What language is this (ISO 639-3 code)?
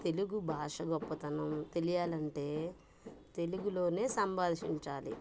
tel